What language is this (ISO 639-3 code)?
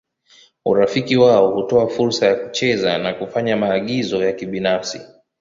swa